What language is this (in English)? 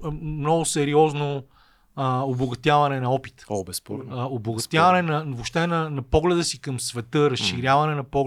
Bulgarian